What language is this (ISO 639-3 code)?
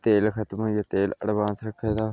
doi